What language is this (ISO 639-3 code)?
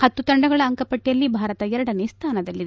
kan